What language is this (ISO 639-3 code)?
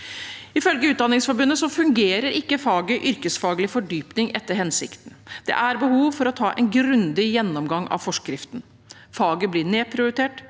nor